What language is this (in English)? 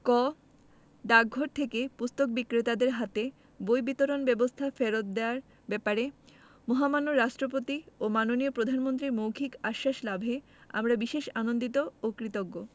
Bangla